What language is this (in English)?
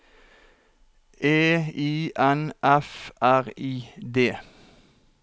Norwegian